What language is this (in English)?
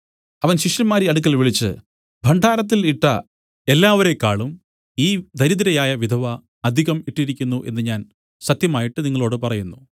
Malayalam